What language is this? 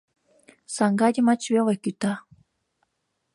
Mari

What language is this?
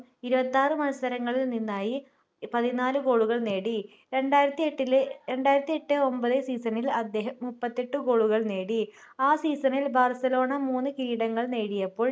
Malayalam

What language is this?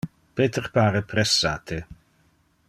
Interlingua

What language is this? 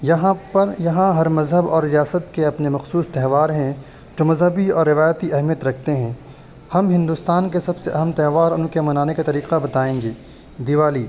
Urdu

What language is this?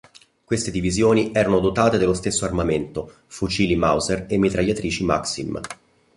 Italian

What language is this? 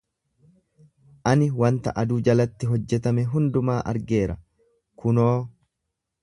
Oromo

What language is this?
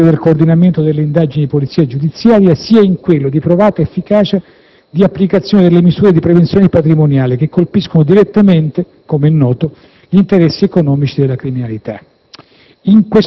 Italian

